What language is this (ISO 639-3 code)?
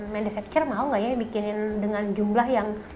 ind